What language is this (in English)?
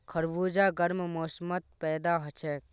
Magahi